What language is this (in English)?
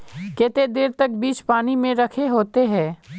Magahi